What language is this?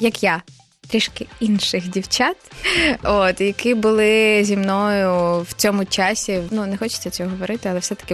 Ukrainian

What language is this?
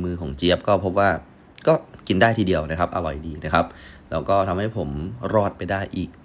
Thai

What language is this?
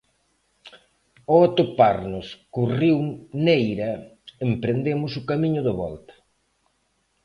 Galician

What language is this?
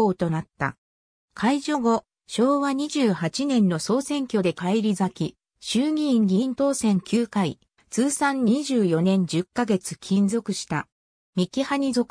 Japanese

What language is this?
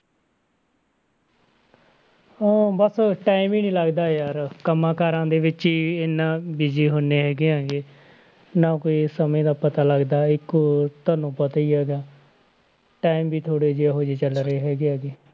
Punjabi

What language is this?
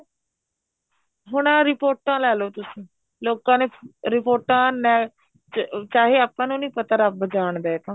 Punjabi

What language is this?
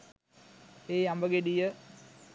Sinhala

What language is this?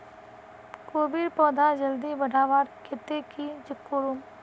Magahi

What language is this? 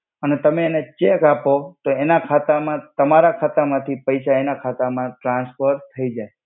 Gujarati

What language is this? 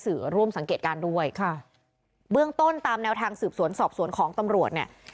Thai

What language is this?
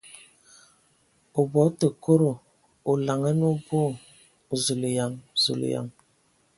Ewondo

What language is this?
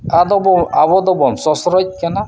Santali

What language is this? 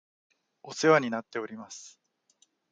Japanese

